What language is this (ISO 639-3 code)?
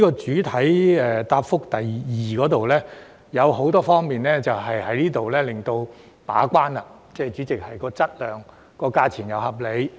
yue